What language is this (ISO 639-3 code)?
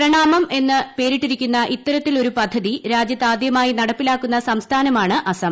mal